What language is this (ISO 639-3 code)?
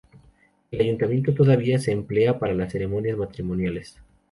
spa